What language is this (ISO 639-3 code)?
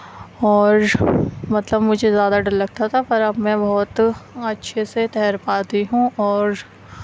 urd